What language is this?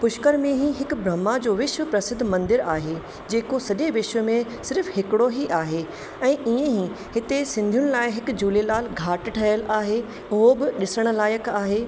Sindhi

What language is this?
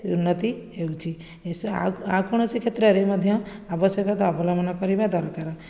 Odia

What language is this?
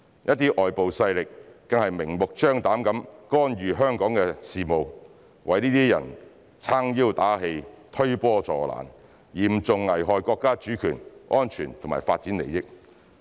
Cantonese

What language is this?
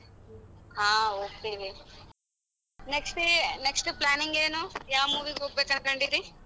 Kannada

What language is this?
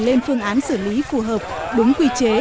Vietnamese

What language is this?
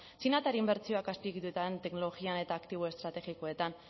Basque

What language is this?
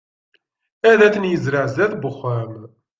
Kabyle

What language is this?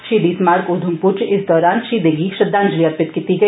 Dogri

